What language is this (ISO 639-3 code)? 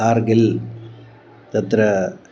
san